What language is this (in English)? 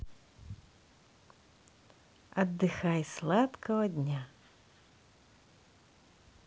Russian